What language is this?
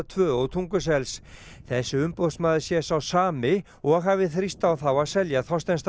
Icelandic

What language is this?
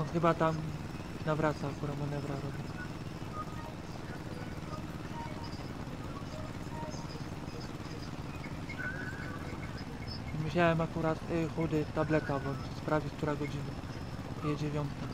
Polish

